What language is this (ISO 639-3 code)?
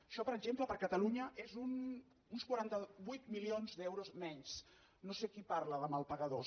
cat